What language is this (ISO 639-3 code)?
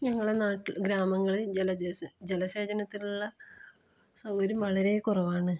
mal